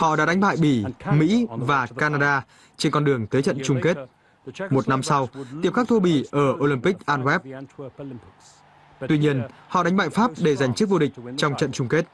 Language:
Vietnamese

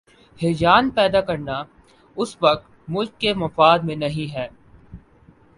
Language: Urdu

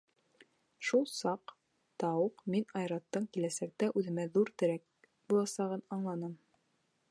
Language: Bashkir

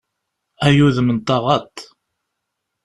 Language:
Kabyle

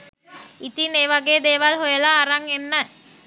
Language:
Sinhala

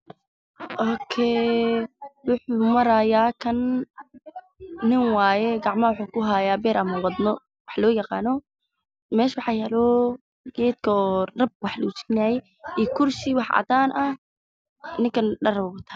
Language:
Somali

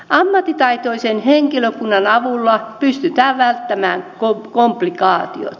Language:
Finnish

